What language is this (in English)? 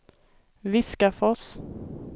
Swedish